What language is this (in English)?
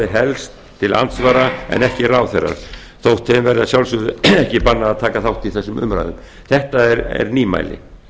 Icelandic